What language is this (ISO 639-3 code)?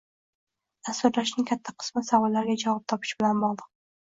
uzb